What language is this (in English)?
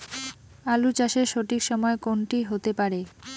Bangla